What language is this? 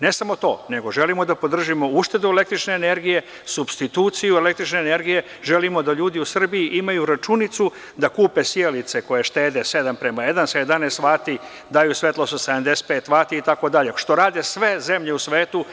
Serbian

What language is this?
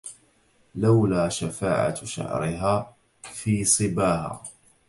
Arabic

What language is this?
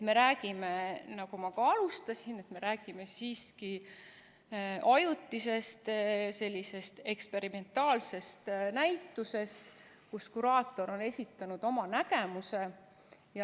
Estonian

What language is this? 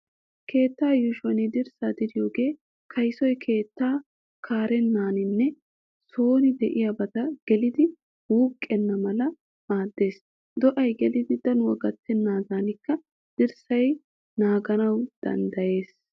Wolaytta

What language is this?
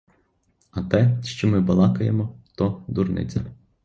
Ukrainian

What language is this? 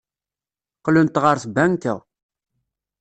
Kabyle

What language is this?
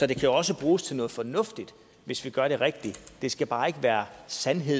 Danish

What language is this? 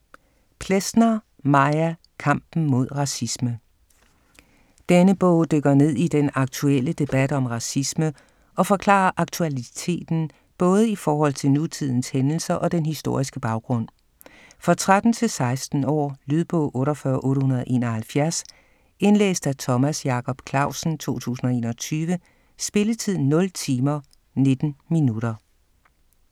Danish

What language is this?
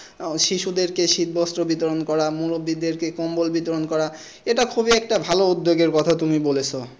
Bangla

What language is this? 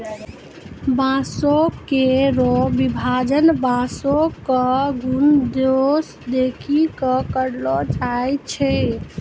Maithili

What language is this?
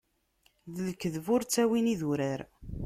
Kabyle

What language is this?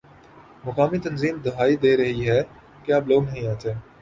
Urdu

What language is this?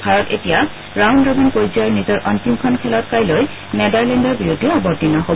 Assamese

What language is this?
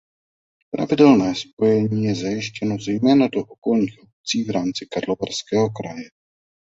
Czech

